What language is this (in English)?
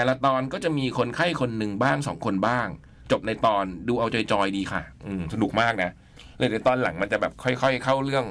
Thai